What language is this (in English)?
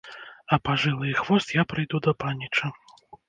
Belarusian